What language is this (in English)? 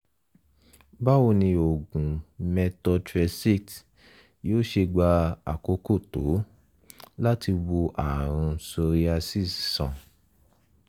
Yoruba